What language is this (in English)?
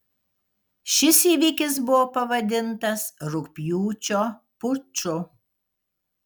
Lithuanian